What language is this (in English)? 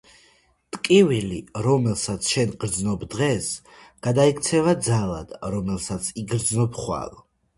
Georgian